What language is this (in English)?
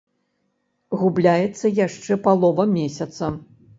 Belarusian